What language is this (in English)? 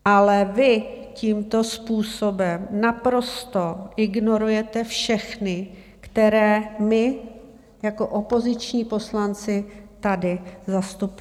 Czech